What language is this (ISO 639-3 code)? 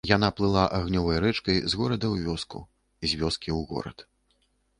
bel